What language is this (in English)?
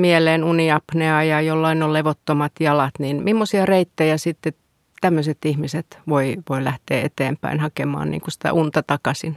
Finnish